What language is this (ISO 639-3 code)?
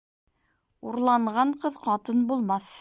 bak